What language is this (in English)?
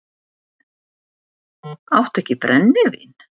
Icelandic